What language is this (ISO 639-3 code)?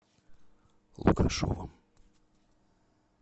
rus